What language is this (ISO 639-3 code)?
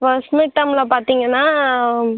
tam